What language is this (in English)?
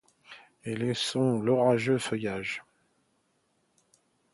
French